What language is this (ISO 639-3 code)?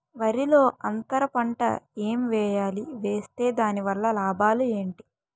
tel